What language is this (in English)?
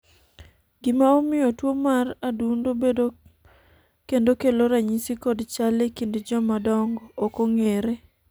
Luo (Kenya and Tanzania)